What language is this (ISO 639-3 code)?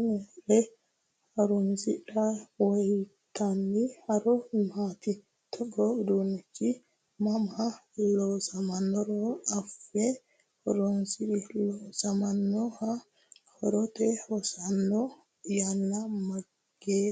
sid